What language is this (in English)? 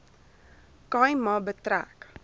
Afrikaans